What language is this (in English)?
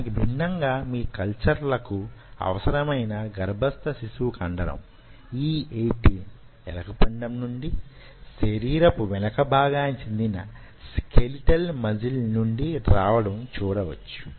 Telugu